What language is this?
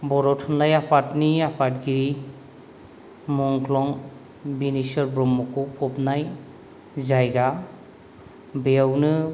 Bodo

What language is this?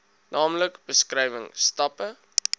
Afrikaans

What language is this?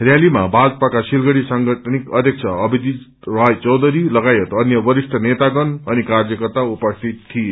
Nepali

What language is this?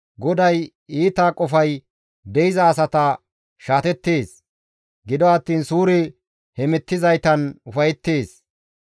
Gamo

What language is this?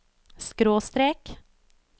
Norwegian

